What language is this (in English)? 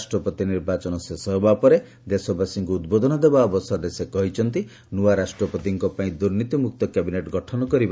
Odia